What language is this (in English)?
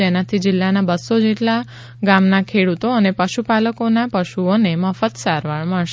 Gujarati